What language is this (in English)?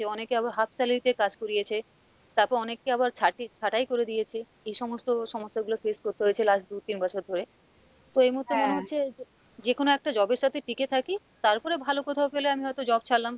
Bangla